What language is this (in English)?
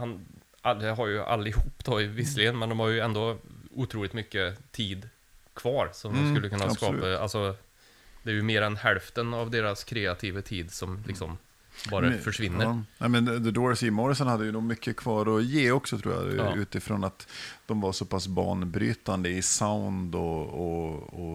Swedish